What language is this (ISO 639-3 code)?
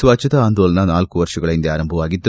kan